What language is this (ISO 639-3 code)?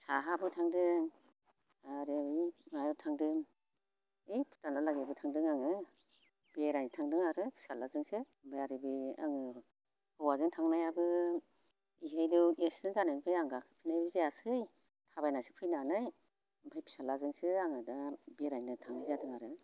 brx